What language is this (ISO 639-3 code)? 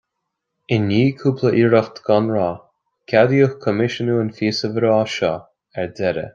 gle